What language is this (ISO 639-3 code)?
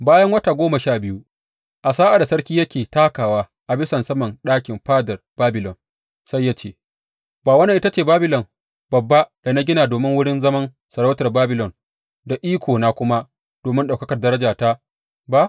hau